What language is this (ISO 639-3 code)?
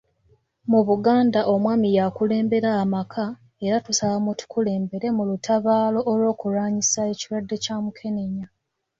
lug